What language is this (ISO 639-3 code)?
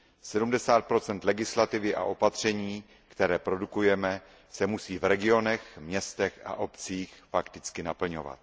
ces